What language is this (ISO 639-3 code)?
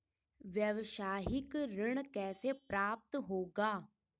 hin